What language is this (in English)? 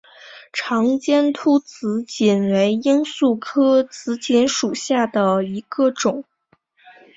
Chinese